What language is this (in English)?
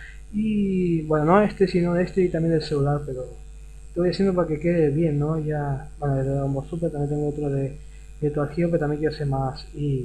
Spanish